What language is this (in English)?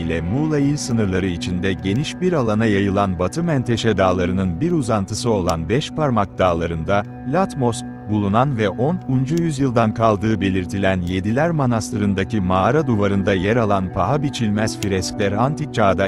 Turkish